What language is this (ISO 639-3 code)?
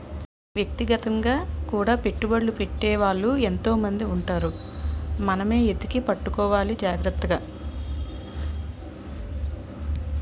tel